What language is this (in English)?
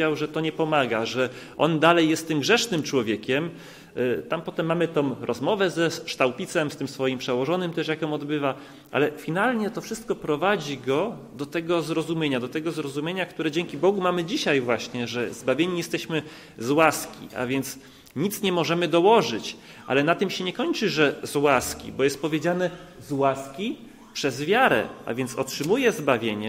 Polish